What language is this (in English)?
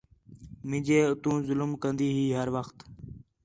Khetrani